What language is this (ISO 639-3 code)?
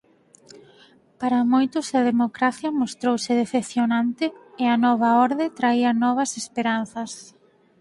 glg